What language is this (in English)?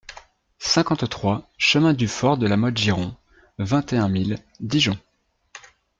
French